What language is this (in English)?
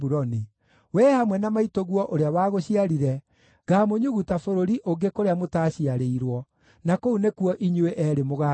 Kikuyu